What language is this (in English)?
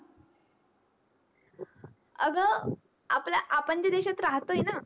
Marathi